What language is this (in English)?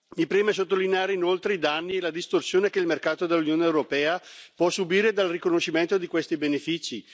Italian